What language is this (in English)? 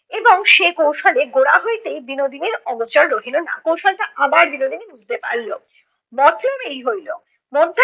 Bangla